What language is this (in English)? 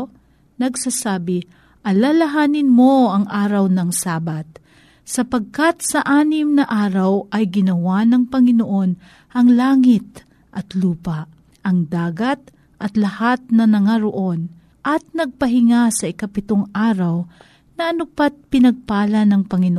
Filipino